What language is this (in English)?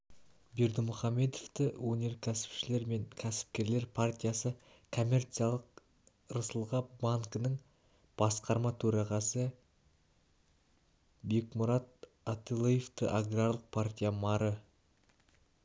Kazakh